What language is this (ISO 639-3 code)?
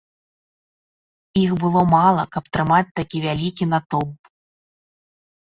bel